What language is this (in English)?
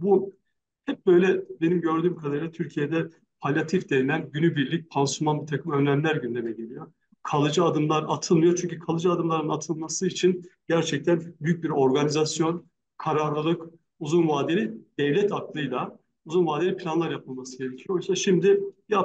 Turkish